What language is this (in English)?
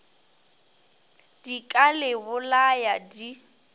Northern Sotho